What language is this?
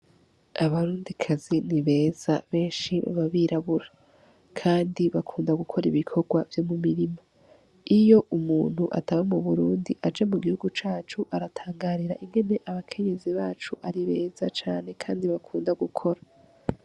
Rundi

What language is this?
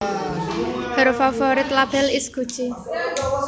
Javanese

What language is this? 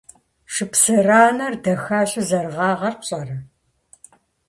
Kabardian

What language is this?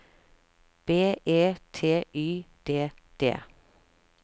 Norwegian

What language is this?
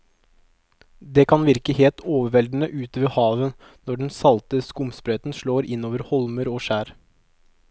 Norwegian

